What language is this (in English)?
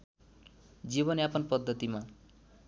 Nepali